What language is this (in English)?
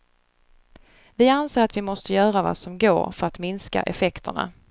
Swedish